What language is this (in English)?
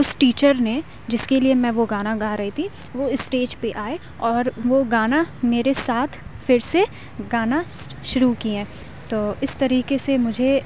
Urdu